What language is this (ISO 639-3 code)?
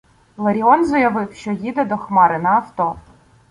ukr